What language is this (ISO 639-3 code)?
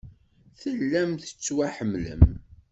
kab